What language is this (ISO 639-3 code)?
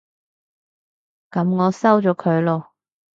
yue